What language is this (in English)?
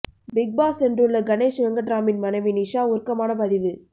Tamil